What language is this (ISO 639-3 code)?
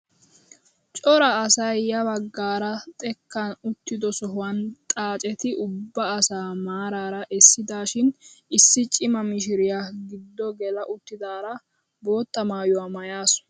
wal